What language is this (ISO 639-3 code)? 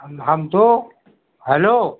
hin